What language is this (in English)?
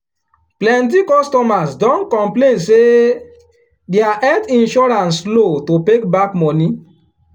Nigerian Pidgin